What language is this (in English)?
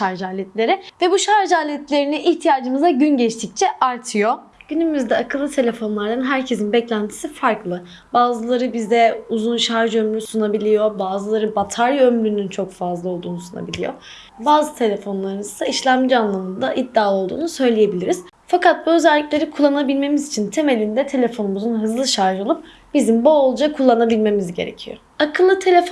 Turkish